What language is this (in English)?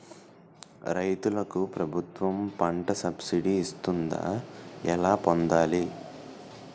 Telugu